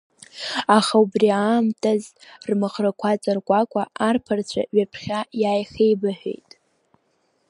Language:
Abkhazian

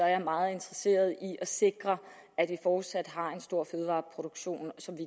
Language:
Danish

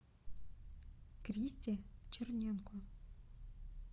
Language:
Russian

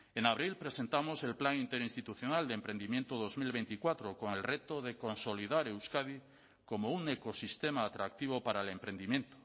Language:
Spanish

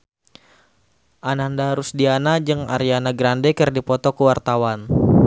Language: Sundanese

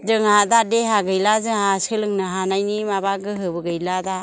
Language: Bodo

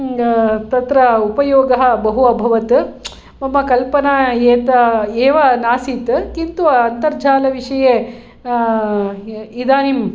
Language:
Sanskrit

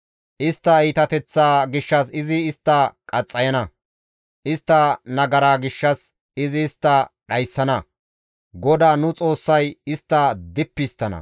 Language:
Gamo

